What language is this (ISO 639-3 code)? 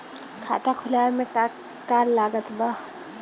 bho